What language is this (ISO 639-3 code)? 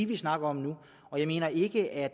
dan